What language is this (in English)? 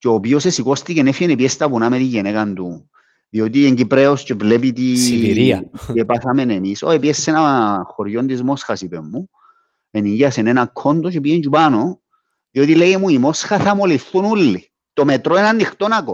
Greek